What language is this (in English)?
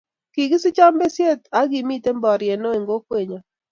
Kalenjin